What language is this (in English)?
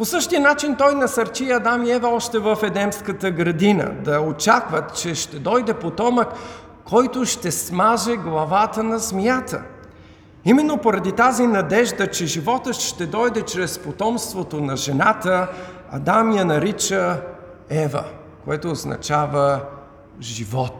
Bulgarian